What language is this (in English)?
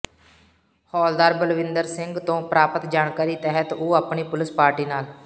Punjabi